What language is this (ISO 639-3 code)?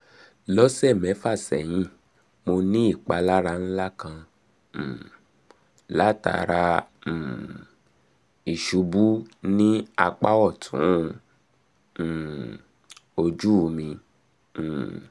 yor